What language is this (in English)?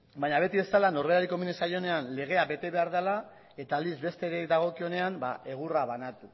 Basque